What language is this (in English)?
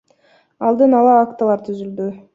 Kyrgyz